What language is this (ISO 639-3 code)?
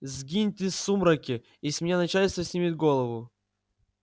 rus